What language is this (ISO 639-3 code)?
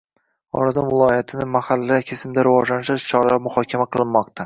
uzb